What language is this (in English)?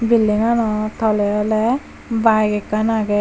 Chakma